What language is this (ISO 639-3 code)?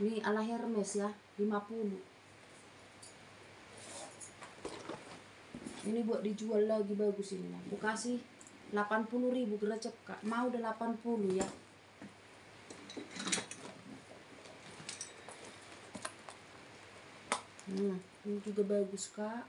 ind